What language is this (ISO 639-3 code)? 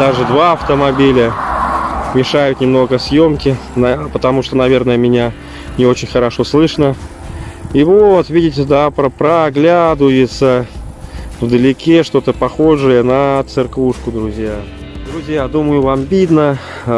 rus